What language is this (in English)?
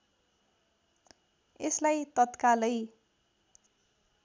Nepali